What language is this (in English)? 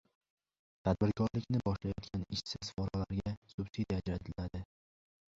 Uzbek